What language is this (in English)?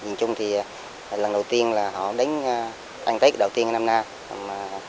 Vietnamese